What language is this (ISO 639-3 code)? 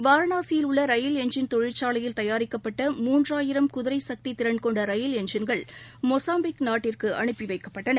tam